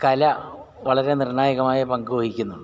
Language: Malayalam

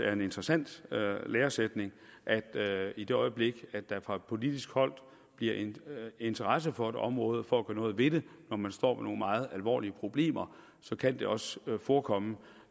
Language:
Danish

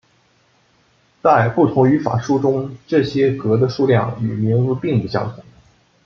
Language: Chinese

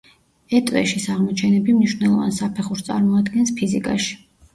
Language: Georgian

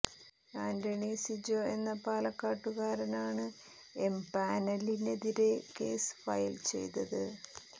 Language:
Malayalam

